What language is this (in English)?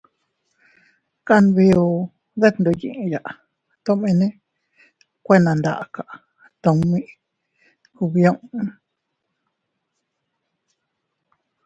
Teutila Cuicatec